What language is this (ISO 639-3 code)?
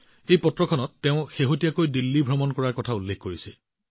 asm